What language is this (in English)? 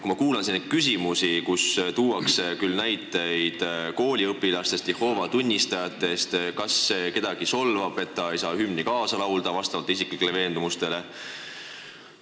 Estonian